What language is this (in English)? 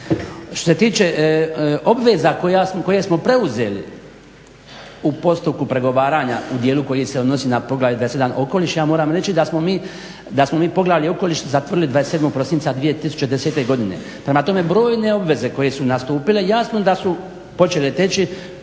Croatian